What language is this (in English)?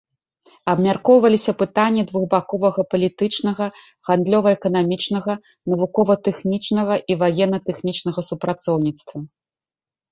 Belarusian